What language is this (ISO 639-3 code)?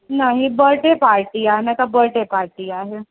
snd